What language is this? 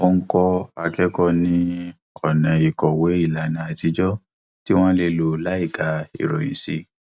Yoruba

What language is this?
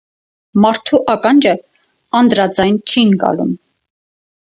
Armenian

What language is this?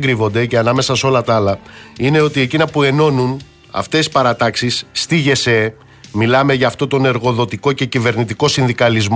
Greek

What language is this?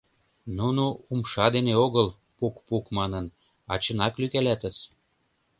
Mari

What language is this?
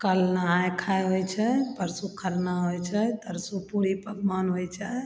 Maithili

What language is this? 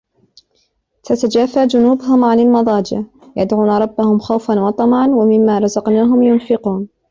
Arabic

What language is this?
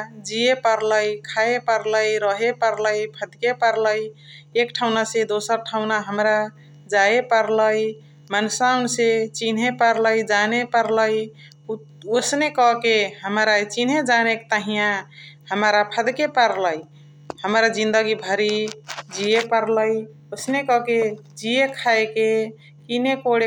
Chitwania Tharu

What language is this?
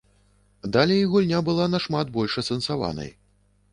Belarusian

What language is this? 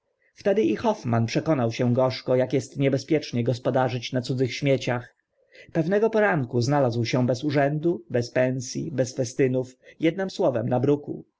Polish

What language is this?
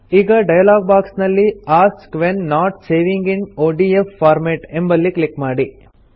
Kannada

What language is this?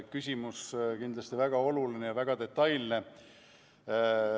Estonian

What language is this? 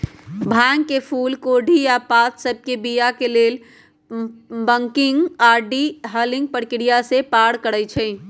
Magahi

